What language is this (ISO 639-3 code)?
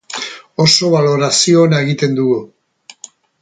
eus